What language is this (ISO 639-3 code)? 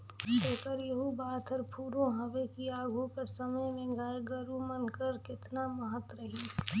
hne